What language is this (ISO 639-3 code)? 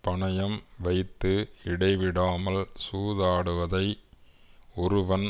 tam